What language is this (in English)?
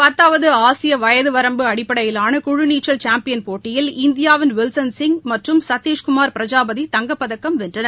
Tamil